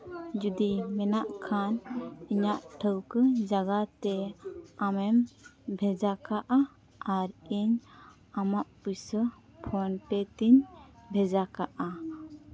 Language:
Santali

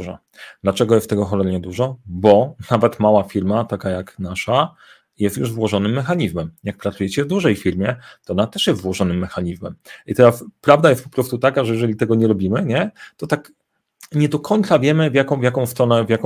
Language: Polish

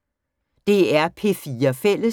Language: Danish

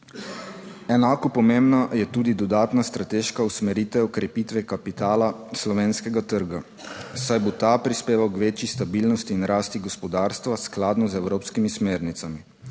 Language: Slovenian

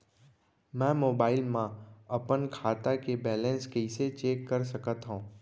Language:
Chhattisgarhi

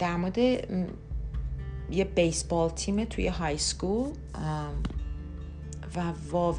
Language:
Persian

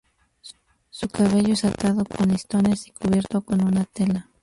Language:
Spanish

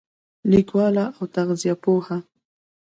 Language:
Pashto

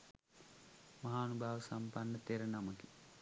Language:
Sinhala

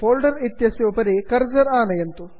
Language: Sanskrit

